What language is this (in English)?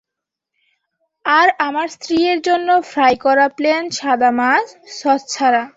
Bangla